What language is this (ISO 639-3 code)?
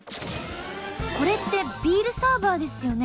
jpn